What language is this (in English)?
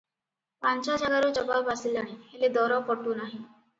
Odia